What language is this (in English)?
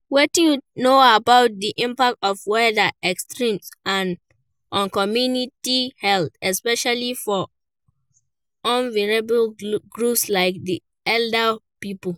Nigerian Pidgin